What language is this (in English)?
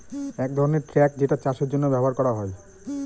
Bangla